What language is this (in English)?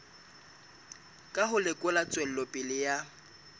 Southern Sotho